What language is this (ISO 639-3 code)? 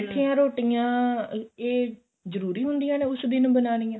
pan